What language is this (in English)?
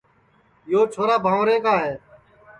Sansi